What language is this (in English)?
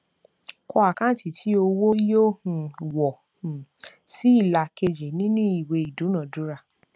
Yoruba